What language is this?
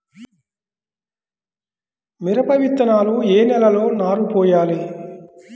Telugu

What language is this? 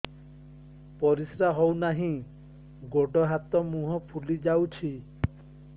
Odia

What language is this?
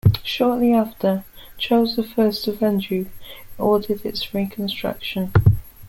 English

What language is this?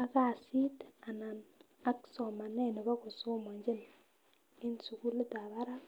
Kalenjin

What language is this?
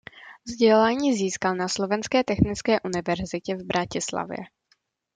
Czech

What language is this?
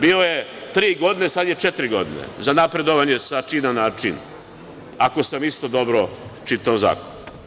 Serbian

